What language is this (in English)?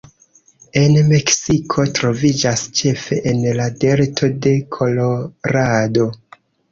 Esperanto